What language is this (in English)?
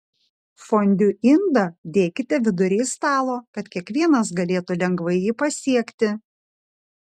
Lithuanian